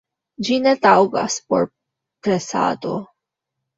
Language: Esperanto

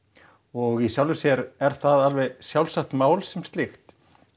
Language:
Icelandic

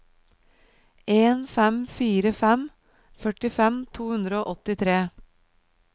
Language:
Norwegian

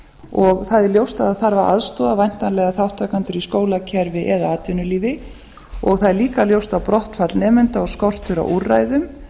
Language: Icelandic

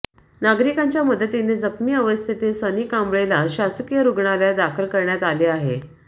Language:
Marathi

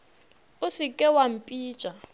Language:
Northern Sotho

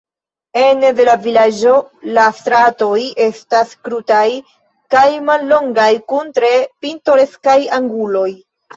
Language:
Esperanto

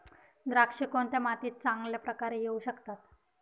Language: Marathi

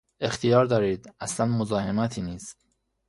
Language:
Persian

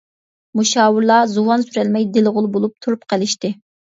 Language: Uyghur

